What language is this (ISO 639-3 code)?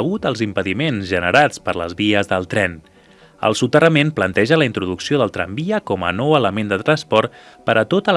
cat